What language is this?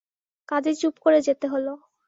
Bangla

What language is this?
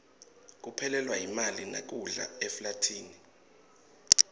Swati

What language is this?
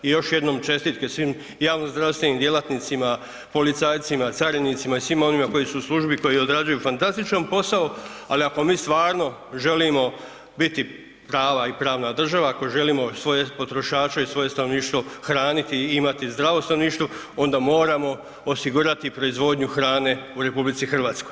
Croatian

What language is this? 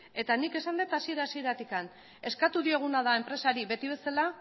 Basque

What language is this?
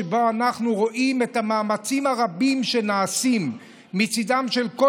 Hebrew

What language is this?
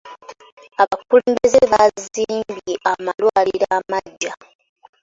Ganda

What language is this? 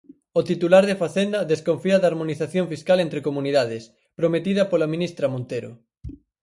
Galician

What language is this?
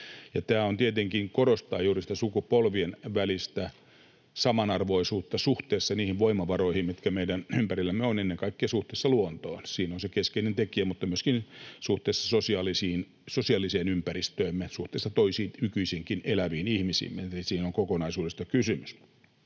Finnish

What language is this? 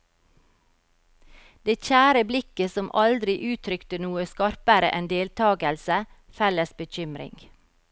Norwegian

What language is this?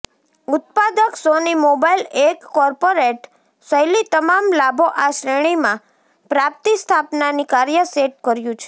Gujarati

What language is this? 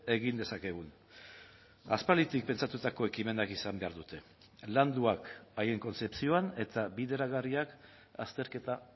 Basque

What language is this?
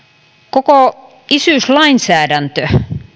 Finnish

